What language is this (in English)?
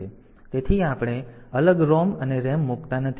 Gujarati